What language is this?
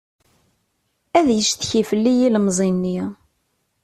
Kabyle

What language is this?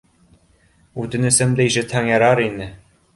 Bashkir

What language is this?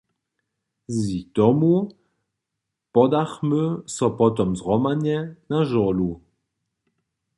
Upper Sorbian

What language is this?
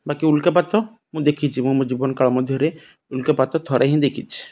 Odia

